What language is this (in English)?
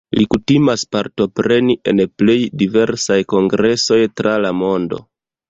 Esperanto